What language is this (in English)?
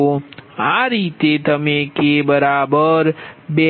Gujarati